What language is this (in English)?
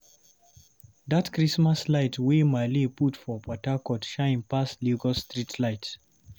Nigerian Pidgin